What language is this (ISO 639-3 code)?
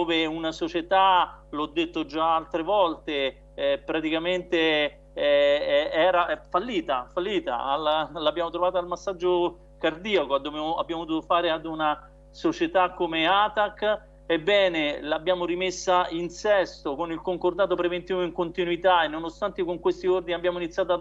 ita